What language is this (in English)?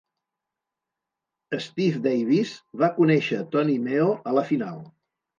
Catalan